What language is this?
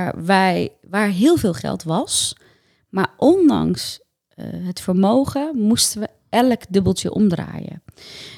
Dutch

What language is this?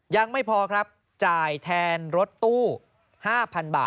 Thai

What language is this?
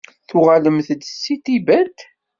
Kabyle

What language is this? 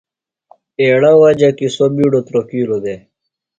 Phalura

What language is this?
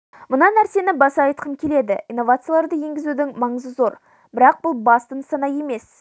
Kazakh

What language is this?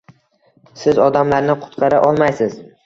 Uzbek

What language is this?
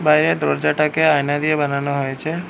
Bangla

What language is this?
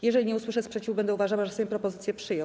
Polish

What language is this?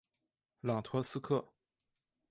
Chinese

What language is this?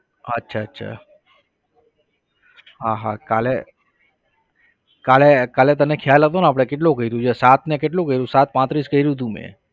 Gujarati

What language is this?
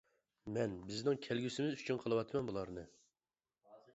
Uyghur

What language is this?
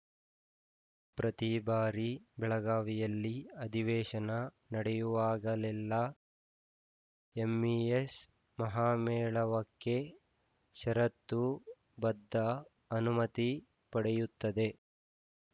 Kannada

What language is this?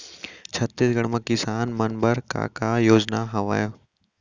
Chhattisgarhi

